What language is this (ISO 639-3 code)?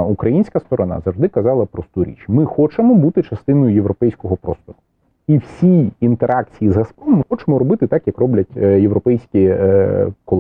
ukr